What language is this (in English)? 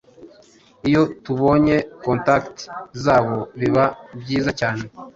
Kinyarwanda